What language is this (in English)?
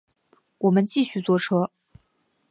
Chinese